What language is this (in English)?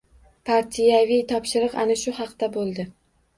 Uzbek